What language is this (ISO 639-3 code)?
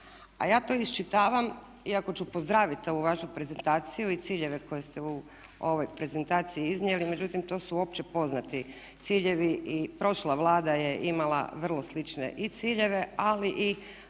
hrv